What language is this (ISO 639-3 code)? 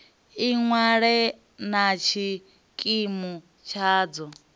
ven